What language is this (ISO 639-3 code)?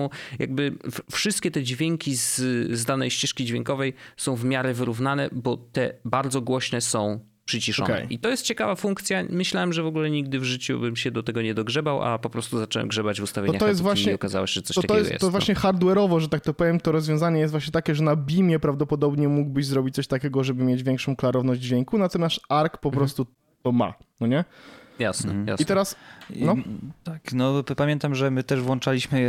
pol